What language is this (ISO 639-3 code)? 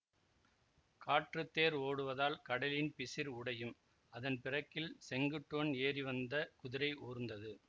tam